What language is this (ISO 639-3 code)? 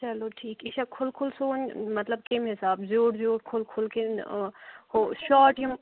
kas